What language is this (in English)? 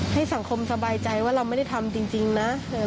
Thai